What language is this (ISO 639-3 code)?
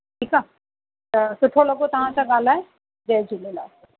snd